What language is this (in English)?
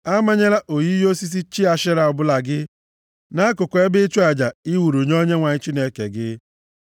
Igbo